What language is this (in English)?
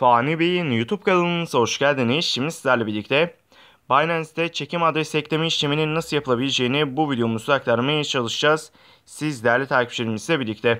Turkish